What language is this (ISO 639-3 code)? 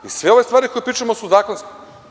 srp